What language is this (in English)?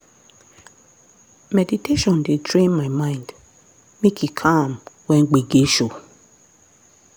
Nigerian Pidgin